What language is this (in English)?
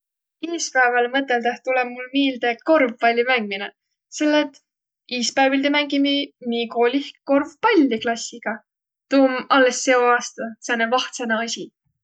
Võro